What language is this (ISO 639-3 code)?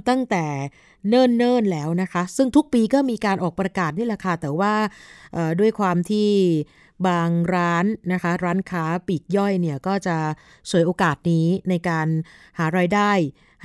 tha